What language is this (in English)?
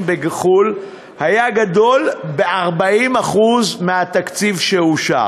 Hebrew